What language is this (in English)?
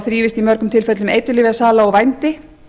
Icelandic